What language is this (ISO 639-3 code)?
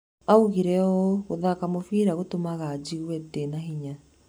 kik